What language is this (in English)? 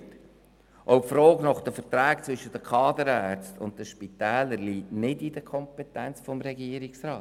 Swiss German